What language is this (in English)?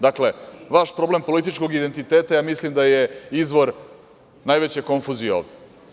Serbian